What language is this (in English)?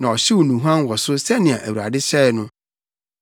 Akan